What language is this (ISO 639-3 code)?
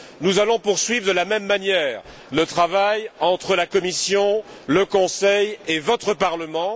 fra